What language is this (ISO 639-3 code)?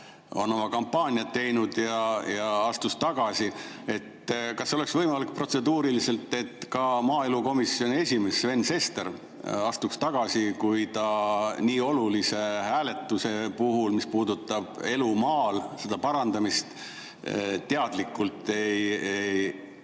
est